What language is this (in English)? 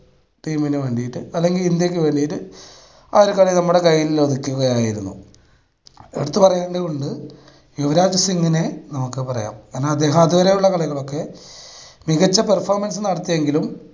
Malayalam